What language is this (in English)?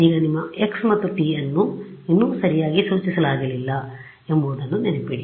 Kannada